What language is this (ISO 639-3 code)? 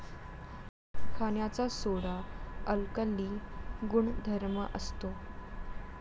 mar